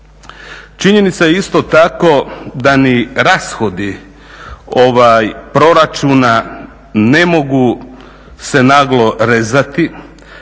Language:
Croatian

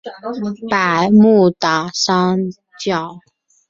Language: Chinese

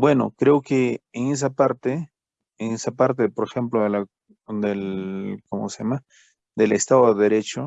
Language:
Spanish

